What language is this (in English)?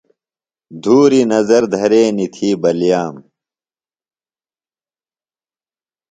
Phalura